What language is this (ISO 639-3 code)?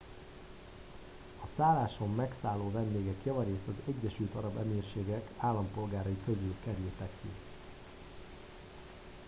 hun